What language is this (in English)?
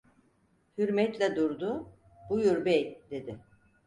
Turkish